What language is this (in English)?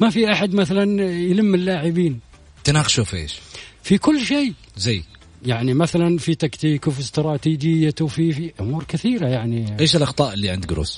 Arabic